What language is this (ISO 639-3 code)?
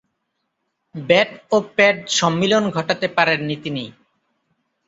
ben